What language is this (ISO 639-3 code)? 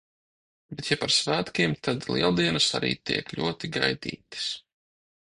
lav